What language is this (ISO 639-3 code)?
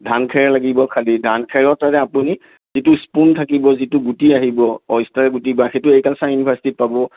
asm